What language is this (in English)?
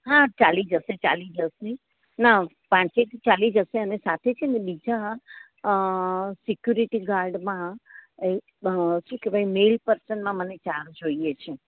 Gujarati